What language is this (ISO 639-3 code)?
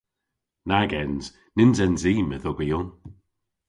cor